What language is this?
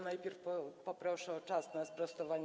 Polish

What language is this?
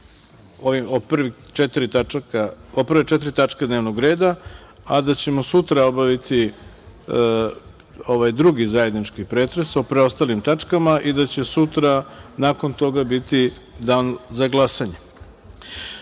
Serbian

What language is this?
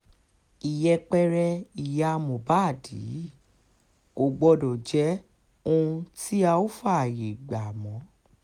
Yoruba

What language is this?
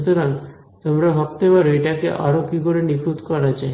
Bangla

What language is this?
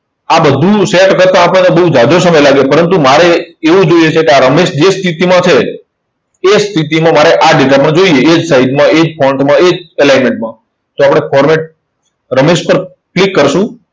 Gujarati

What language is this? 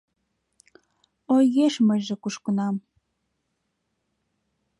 Mari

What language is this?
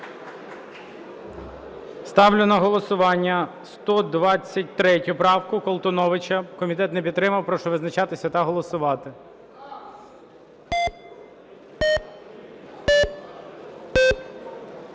Ukrainian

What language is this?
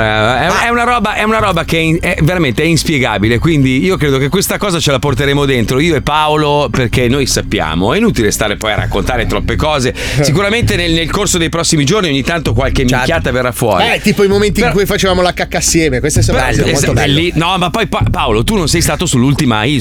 Italian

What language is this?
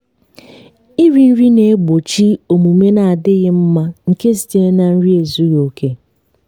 Igbo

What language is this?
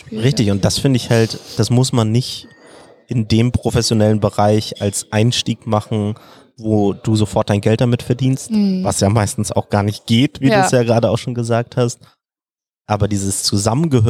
German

